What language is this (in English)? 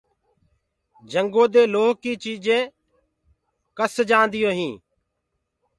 Gurgula